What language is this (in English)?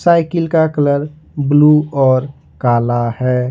Hindi